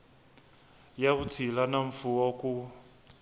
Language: Tsonga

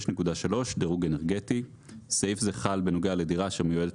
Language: Hebrew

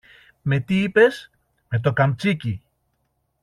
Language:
Greek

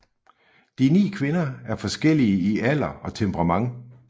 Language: Danish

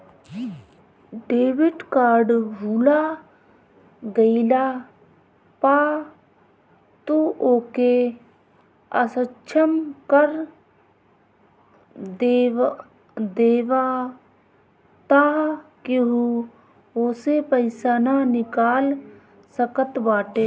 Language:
Bhojpuri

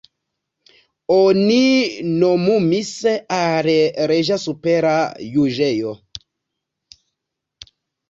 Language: Esperanto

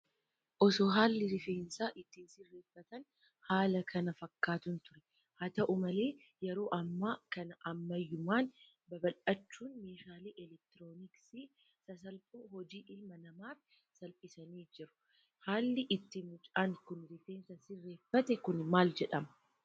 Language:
Oromo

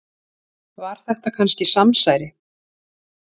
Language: Icelandic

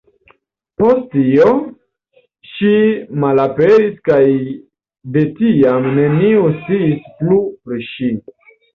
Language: Esperanto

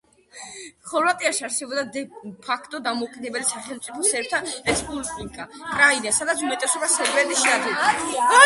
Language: Georgian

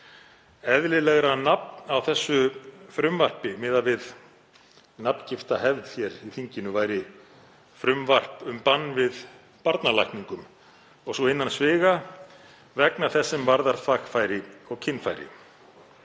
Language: Icelandic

